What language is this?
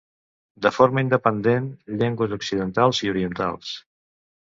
Catalan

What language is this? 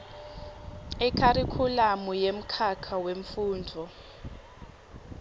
Swati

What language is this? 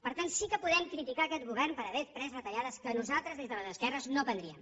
Catalan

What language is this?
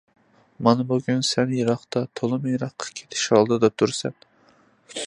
Uyghur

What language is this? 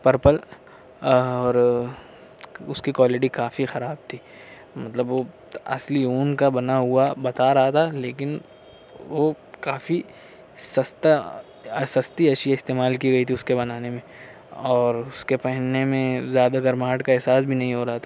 Urdu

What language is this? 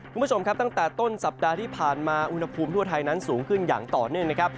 Thai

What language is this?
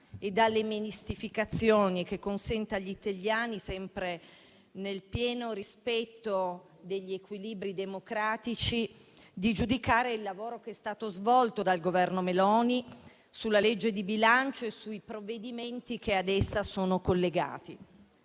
Italian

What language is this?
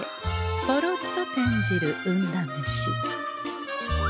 Japanese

